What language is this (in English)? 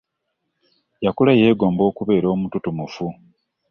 Ganda